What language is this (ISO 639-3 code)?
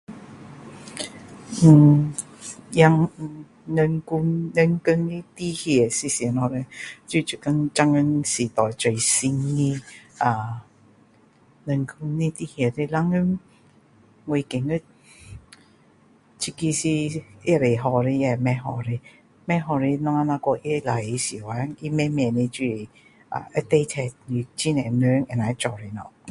cdo